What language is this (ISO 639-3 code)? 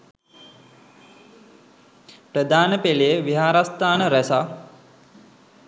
sin